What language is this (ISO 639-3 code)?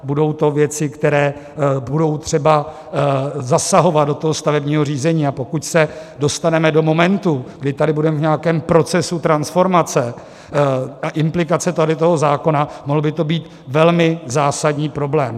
ces